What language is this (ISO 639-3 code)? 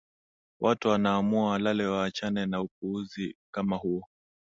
swa